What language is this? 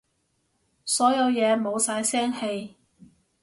Cantonese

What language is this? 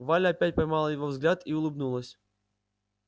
Russian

